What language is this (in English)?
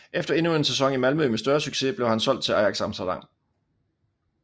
Danish